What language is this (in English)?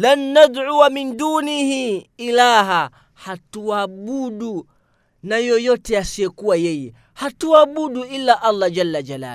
Swahili